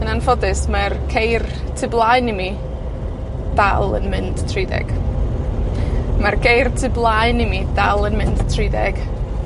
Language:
Welsh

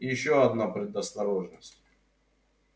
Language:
Russian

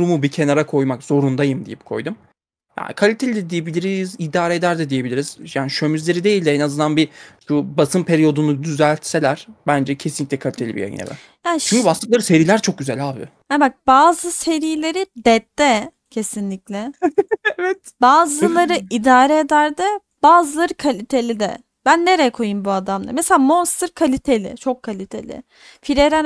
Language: Turkish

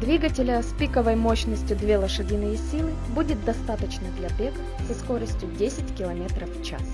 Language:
Russian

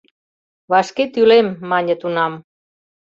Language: Mari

